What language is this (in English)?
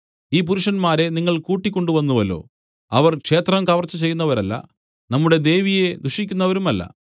Malayalam